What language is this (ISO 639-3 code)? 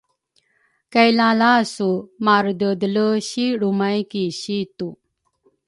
dru